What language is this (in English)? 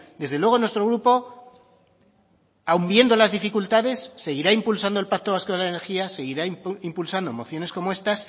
Spanish